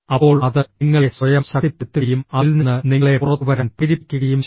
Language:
Malayalam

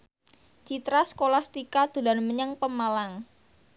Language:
Javanese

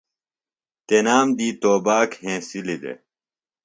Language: Phalura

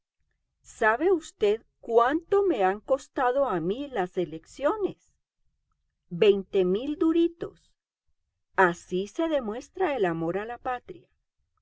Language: Spanish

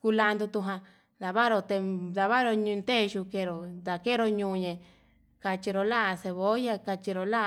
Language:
Yutanduchi Mixtec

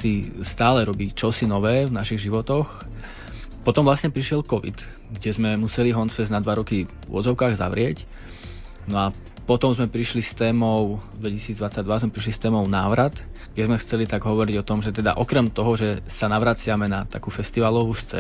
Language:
Slovak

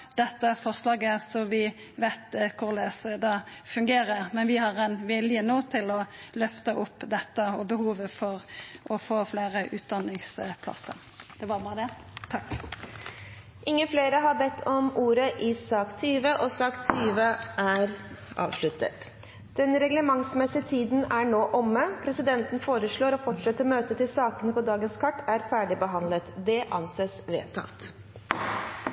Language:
Norwegian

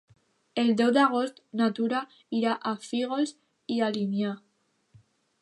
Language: Catalan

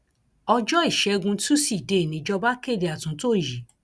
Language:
Yoruba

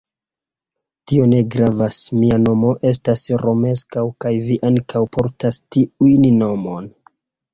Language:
Esperanto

